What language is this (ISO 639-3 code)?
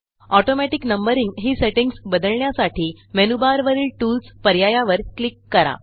mar